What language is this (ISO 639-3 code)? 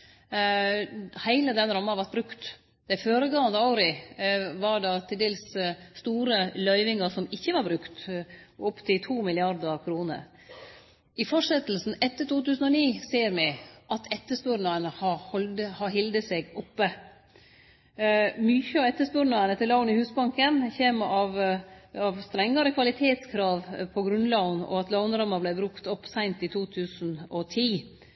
nno